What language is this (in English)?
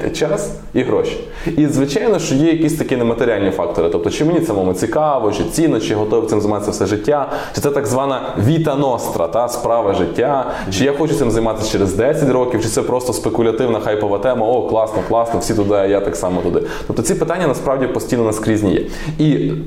Ukrainian